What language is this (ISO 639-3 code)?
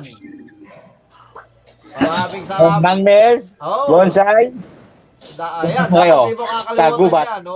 fil